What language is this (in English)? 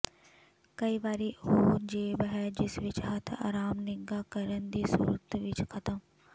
Punjabi